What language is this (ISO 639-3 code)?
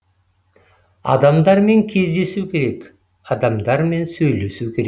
kaz